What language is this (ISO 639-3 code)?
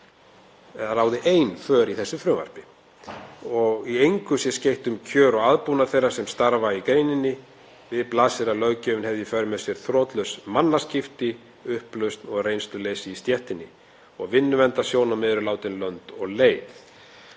isl